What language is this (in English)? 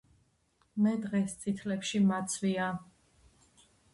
Georgian